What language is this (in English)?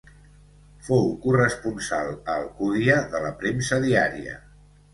Catalan